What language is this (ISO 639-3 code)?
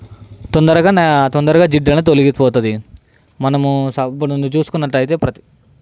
tel